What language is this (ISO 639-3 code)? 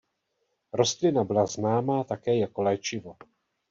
ces